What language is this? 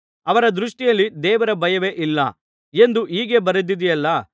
Kannada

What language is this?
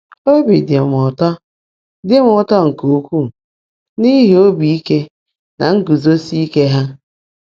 Igbo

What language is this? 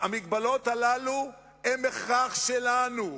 Hebrew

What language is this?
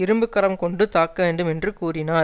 Tamil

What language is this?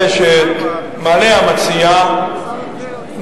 Hebrew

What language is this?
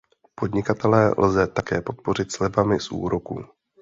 Czech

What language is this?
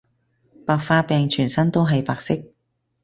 Cantonese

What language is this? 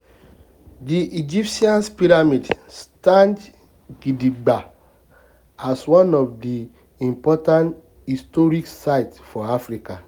Nigerian Pidgin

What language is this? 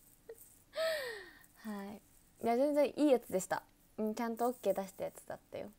Japanese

